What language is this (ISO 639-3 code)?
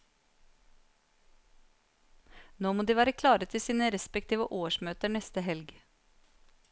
nor